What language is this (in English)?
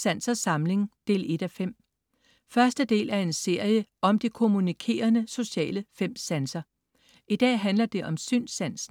Danish